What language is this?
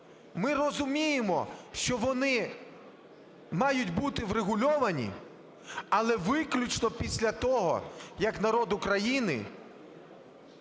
Ukrainian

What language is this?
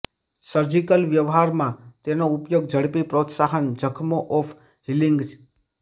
Gujarati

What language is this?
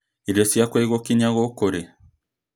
Kikuyu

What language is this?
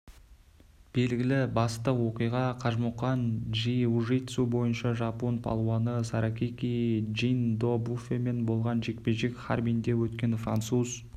Kazakh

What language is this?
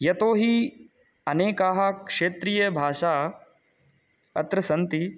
Sanskrit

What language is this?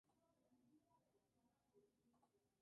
Spanish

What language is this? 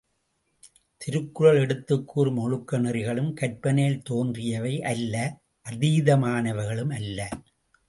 Tamil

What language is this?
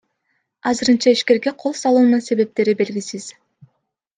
Kyrgyz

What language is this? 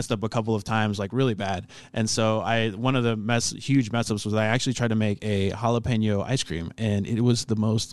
English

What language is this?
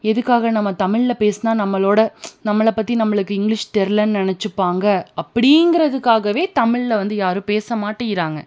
Tamil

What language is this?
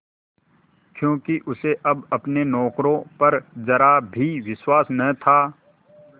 Hindi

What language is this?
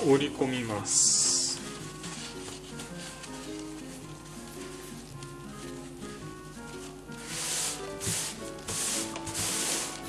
Japanese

